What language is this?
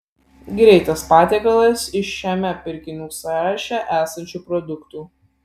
Lithuanian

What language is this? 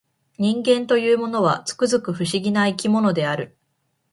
Japanese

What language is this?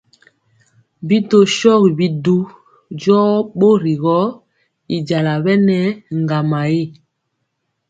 Mpiemo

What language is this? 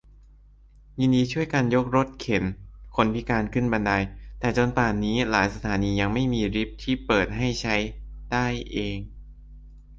Thai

